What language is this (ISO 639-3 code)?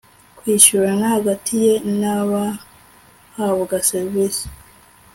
kin